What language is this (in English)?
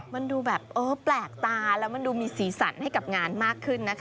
Thai